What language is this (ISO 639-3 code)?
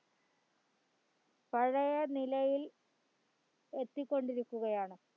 mal